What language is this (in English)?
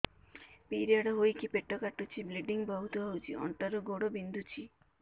Odia